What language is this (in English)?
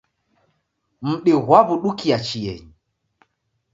Taita